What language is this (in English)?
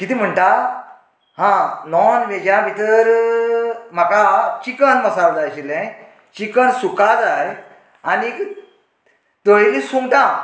Konkani